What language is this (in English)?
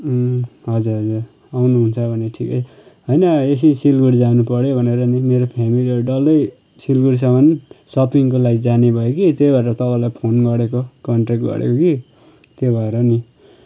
Nepali